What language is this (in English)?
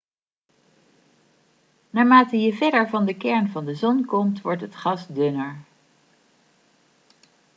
Dutch